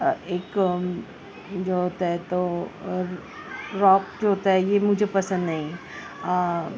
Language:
Urdu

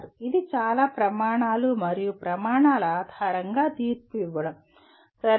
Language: Telugu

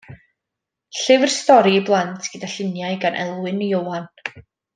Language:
Welsh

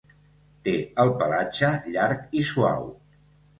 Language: Catalan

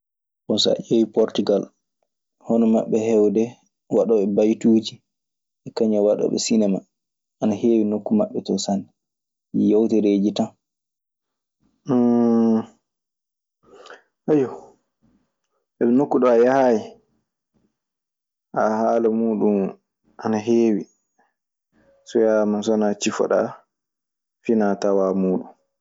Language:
Maasina Fulfulde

